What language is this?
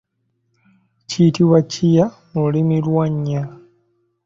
Ganda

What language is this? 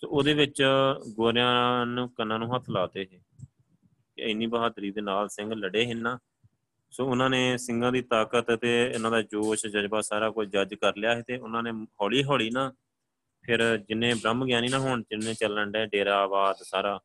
Punjabi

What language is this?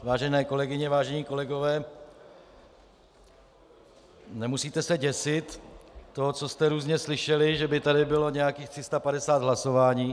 Czech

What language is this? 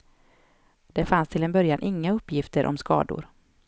Swedish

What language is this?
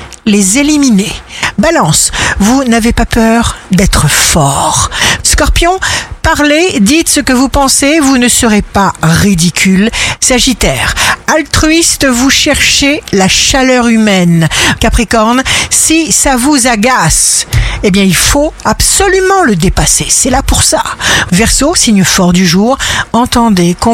French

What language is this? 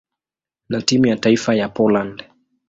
Swahili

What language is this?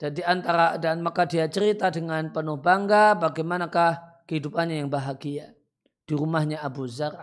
Indonesian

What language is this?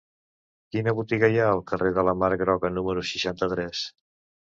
Catalan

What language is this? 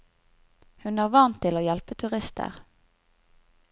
Norwegian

